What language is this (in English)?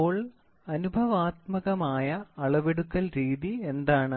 Malayalam